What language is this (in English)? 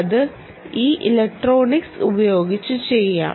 Malayalam